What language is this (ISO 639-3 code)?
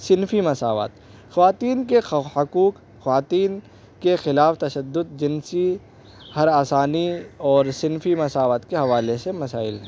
urd